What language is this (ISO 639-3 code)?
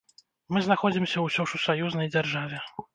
bel